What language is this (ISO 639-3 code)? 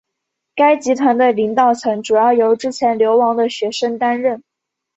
zho